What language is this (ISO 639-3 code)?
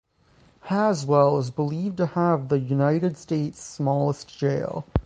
eng